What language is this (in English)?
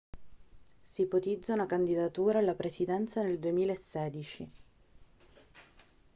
Italian